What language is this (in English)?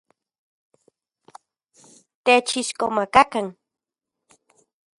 Central Puebla Nahuatl